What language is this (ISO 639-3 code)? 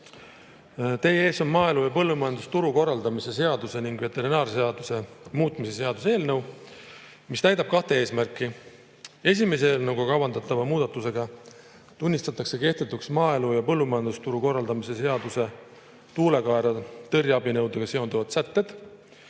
est